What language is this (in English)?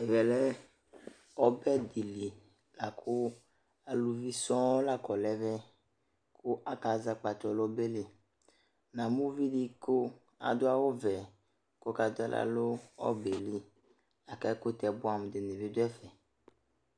Ikposo